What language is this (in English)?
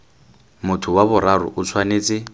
Tswana